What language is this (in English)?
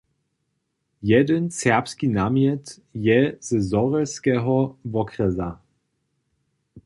Upper Sorbian